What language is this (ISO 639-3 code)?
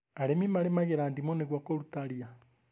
kik